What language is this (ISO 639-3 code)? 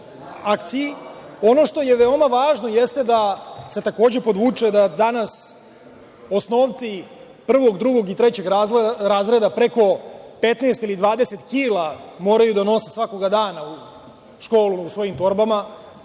srp